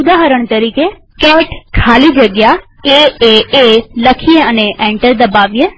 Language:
Gujarati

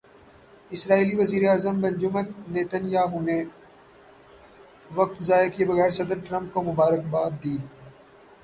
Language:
Urdu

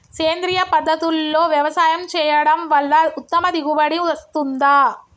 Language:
Telugu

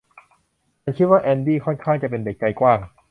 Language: Thai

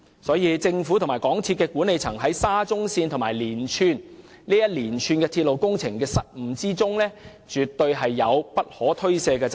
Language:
Cantonese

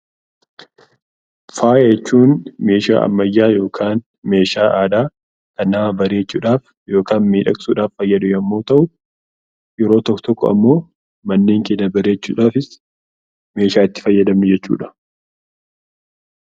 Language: Oromo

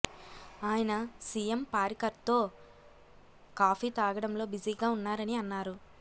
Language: Telugu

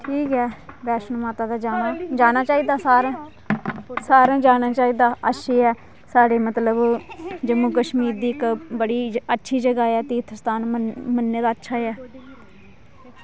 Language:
Dogri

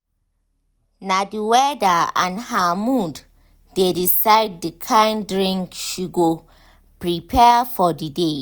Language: Nigerian Pidgin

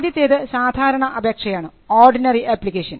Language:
Malayalam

